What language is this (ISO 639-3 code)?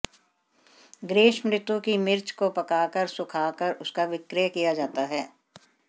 hin